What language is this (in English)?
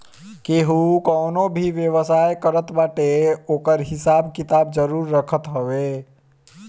Bhojpuri